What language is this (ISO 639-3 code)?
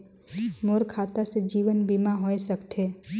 hne